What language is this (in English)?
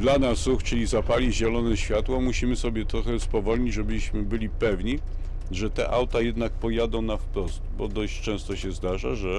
Polish